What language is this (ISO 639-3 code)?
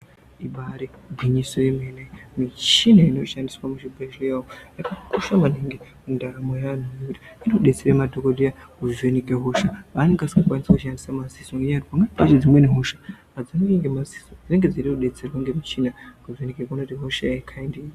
ndc